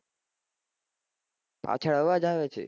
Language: Gujarati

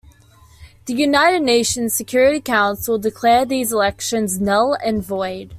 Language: English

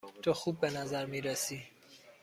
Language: Persian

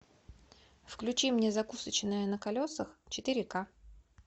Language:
Russian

